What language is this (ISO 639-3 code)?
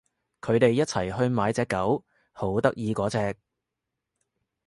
yue